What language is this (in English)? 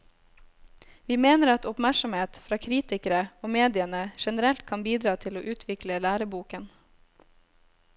Norwegian